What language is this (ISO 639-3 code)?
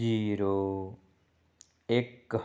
pan